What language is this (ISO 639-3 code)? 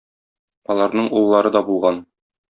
tat